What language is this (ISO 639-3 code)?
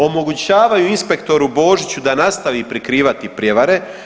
hrv